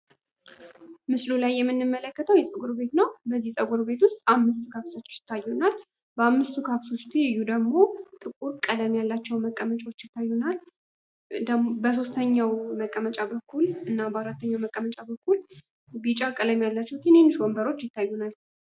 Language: Amharic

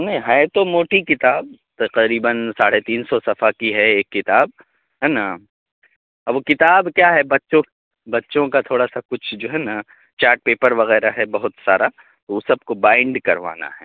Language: Urdu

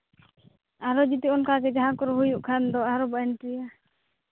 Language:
Santali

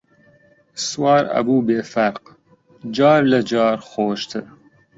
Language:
Central Kurdish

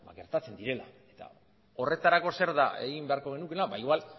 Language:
Basque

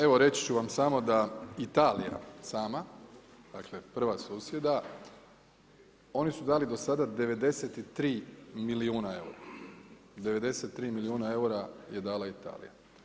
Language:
Croatian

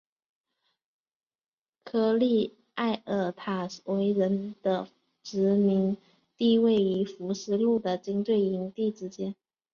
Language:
Chinese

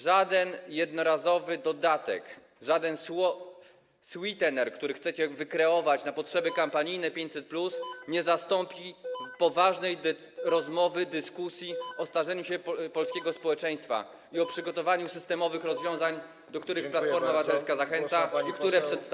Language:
Polish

